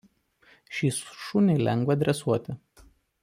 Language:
Lithuanian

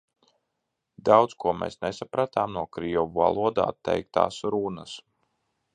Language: Latvian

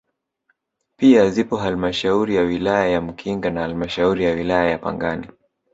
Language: Swahili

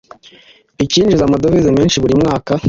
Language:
Kinyarwanda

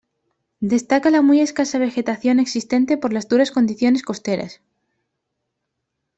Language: Spanish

